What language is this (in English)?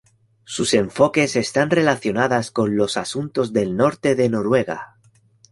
Spanish